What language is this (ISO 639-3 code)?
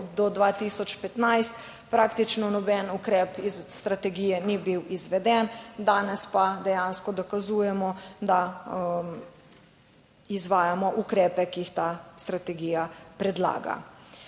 slv